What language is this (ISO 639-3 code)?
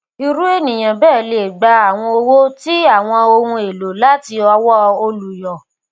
yor